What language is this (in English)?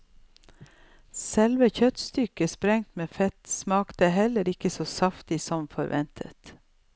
Norwegian